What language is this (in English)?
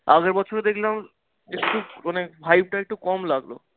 Bangla